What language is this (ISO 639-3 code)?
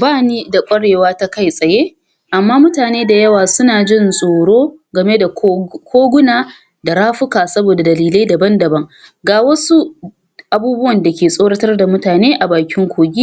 hau